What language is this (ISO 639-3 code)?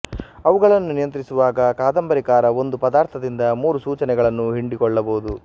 kan